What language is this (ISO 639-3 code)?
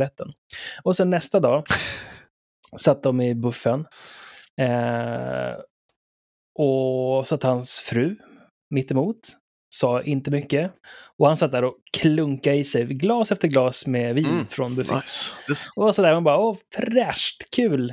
swe